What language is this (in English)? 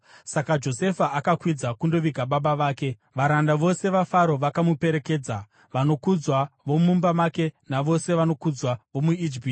Shona